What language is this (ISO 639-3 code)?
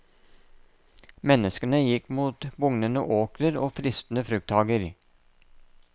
nor